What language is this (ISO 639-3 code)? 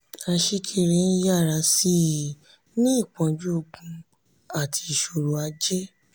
yor